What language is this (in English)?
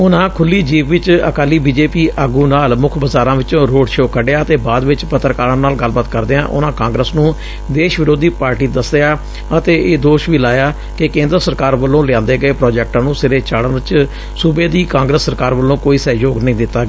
Punjabi